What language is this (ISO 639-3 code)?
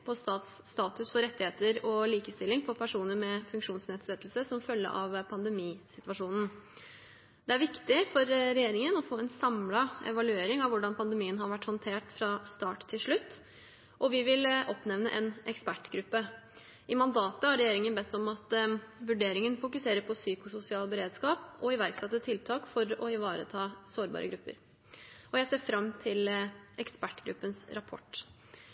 nob